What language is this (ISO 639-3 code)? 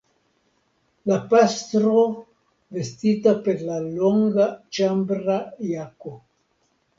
epo